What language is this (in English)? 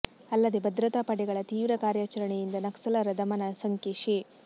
Kannada